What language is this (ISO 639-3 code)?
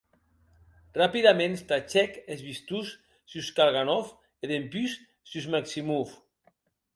oci